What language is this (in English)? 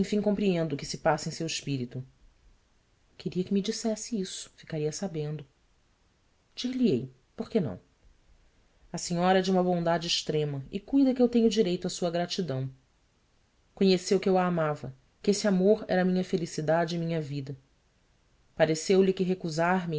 Portuguese